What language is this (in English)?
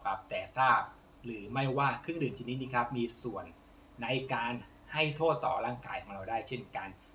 Thai